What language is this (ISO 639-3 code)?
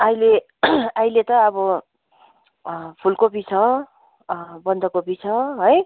nep